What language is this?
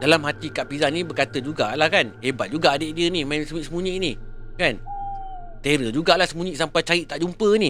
Malay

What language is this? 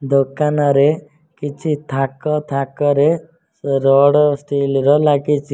Odia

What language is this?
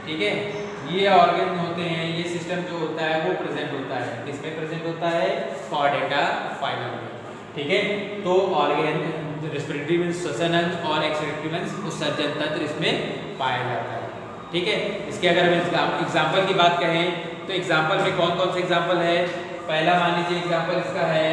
Hindi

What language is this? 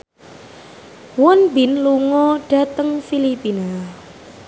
Javanese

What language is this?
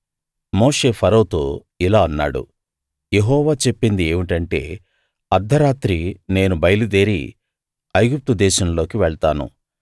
Telugu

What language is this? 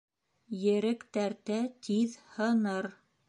Bashkir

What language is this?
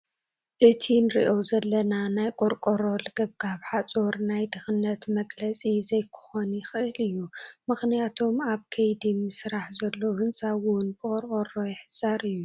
Tigrinya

